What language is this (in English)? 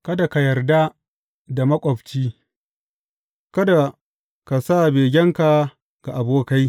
Hausa